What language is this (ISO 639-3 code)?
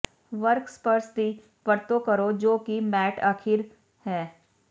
pan